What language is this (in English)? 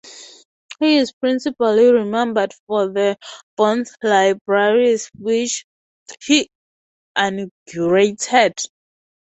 English